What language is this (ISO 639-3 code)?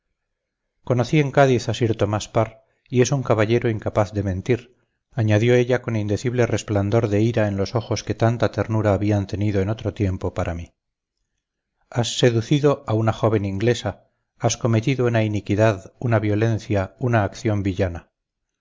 spa